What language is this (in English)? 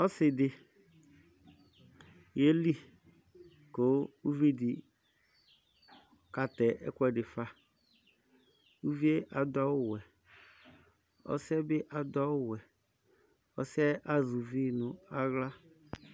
Ikposo